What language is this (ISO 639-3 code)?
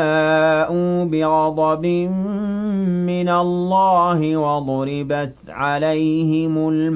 ara